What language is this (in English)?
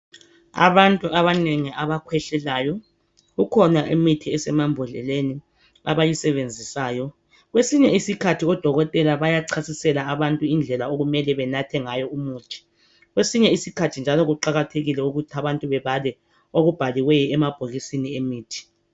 North Ndebele